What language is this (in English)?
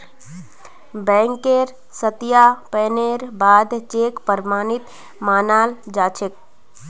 Magahi